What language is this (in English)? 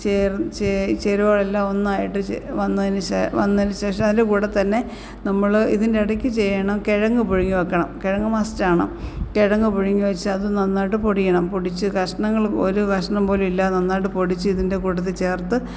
Malayalam